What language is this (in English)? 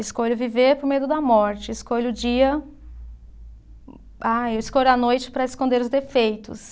Portuguese